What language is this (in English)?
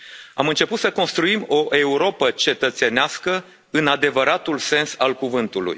Romanian